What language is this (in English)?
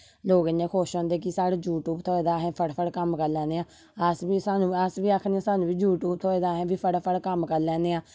Dogri